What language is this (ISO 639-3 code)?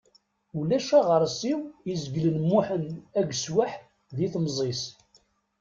kab